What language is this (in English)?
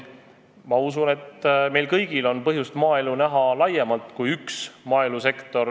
Estonian